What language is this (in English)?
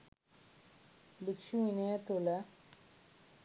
Sinhala